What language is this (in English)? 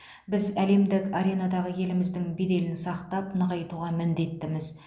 Kazakh